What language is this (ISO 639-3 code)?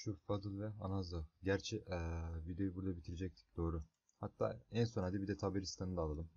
tur